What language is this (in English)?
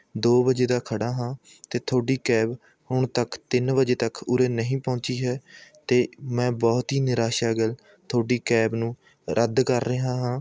Punjabi